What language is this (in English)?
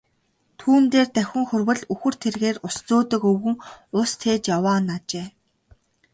Mongolian